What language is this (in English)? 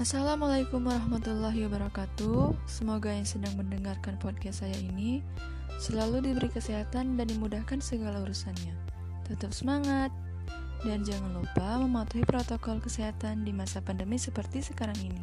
Indonesian